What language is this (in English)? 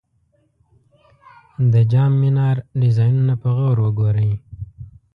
Pashto